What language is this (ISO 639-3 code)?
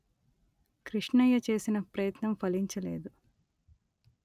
tel